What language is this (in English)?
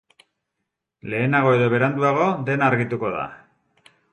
Basque